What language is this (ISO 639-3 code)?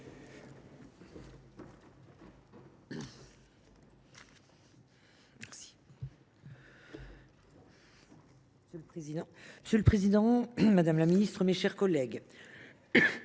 fra